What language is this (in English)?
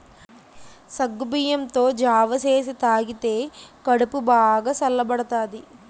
Telugu